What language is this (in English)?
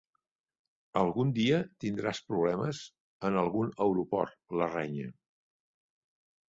Catalan